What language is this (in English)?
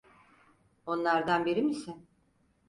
Turkish